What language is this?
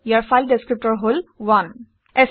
Assamese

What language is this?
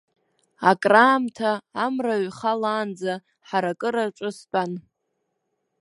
Abkhazian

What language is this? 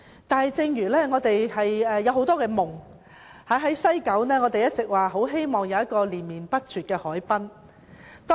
Cantonese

